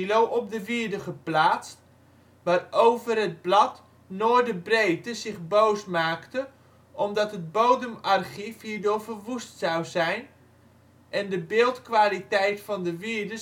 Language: Dutch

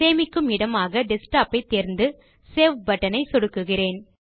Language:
Tamil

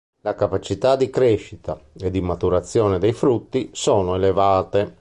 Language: Italian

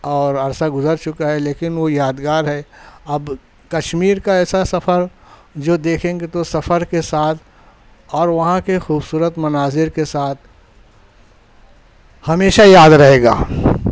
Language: Urdu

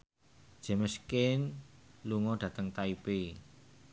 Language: Javanese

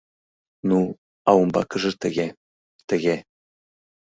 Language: Mari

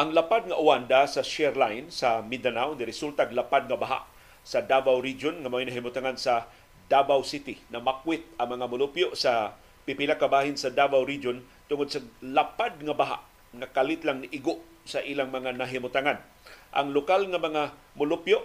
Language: Filipino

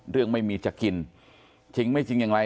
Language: Thai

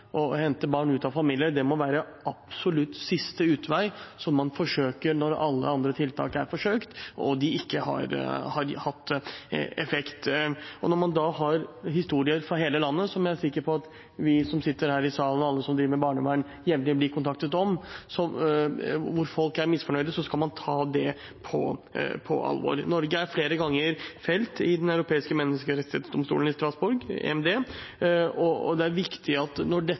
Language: Norwegian Bokmål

